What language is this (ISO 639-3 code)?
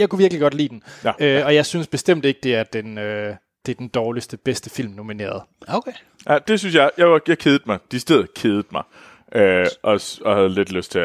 dan